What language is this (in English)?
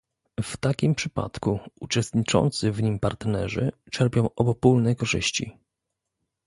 Polish